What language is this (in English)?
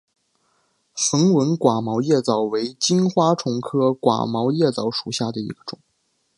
Chinese